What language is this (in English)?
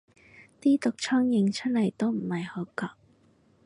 Cantonese